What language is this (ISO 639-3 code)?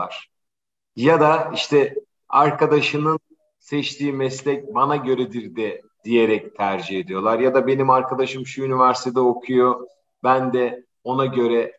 tur